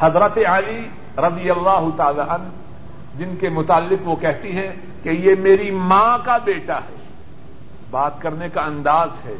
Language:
Urdu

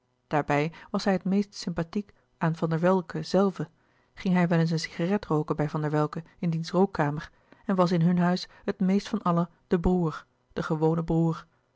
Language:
Dutch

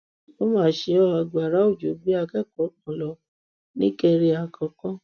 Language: Yoruba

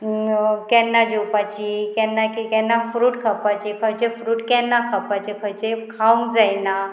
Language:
Konkani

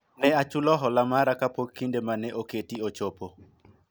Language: Luo (Kenya and Tanzania)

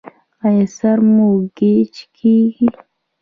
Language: Pashto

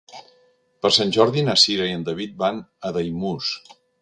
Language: Catalan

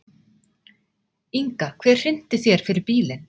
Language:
Icelandic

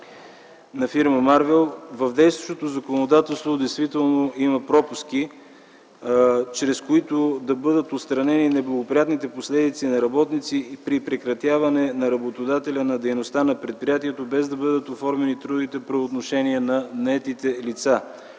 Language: Bulgarian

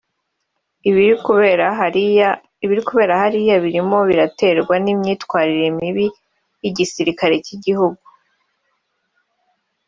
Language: Kinyarwanda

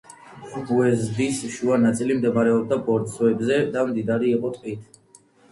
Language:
Georgian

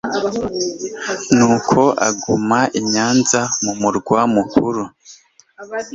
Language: Kinyarwanda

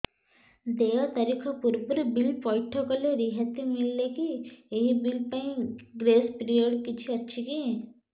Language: Odia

